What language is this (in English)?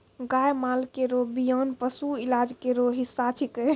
Maithili